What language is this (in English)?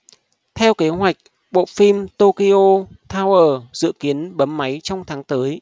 Vietnamese